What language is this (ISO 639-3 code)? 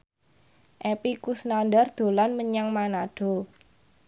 jav